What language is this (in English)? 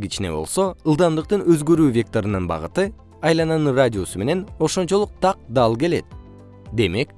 Kyrgyz